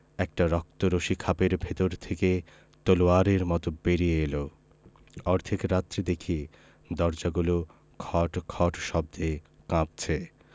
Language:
Bangla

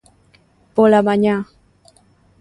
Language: Galician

